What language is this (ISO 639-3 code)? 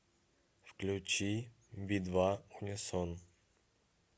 rus